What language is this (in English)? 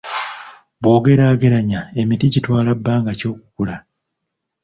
Ganda